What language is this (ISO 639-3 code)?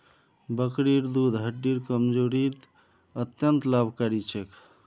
mag